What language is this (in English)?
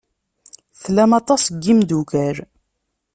Kabyle